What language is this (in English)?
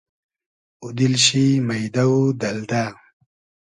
Hazaragi